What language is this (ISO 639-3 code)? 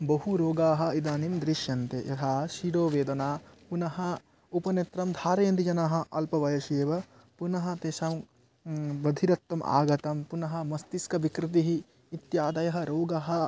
san